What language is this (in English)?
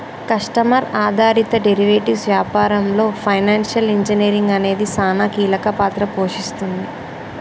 Telugu